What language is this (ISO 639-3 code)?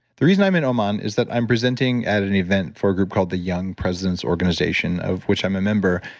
eng